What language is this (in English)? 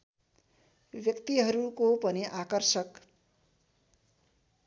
Nepali